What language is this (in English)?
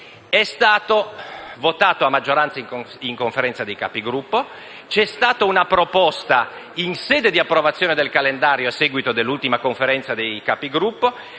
Italian